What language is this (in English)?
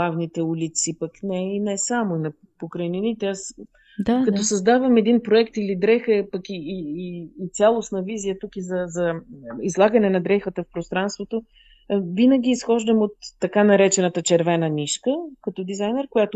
Bulgarian